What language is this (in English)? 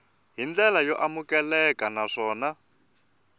Tsonga